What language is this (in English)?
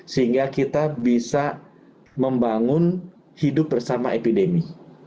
Indonesian